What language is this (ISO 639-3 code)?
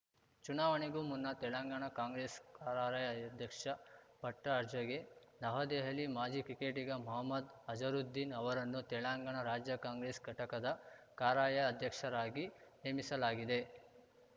kan